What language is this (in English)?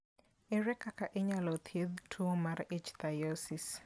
Luo (Kenya and Tanzania)